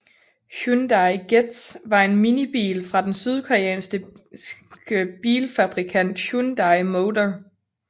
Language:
Danish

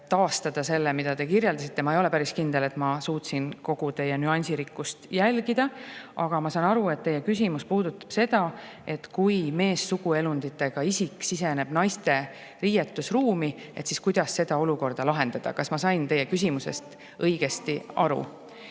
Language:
Estonian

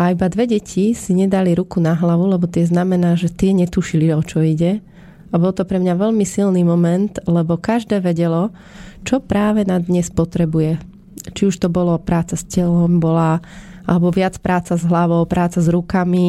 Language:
Slovak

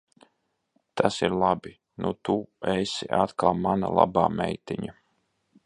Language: Latvian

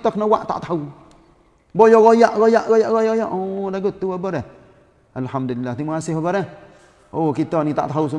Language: Malay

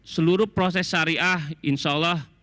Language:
Indonesian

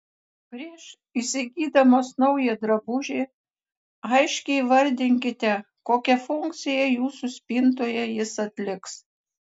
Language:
Lithuanian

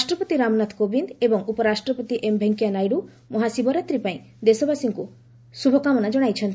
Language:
Odia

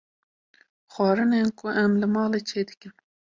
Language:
Kurdish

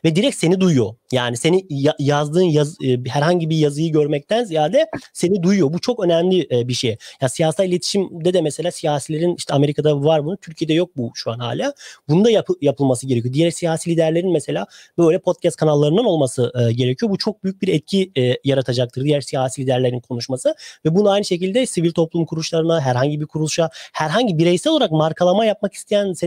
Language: Turkish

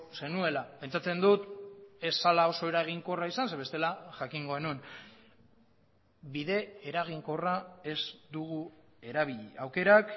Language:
Basque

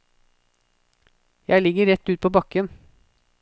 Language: Norwegian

